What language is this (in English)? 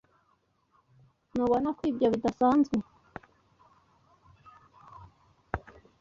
Kinyarwanda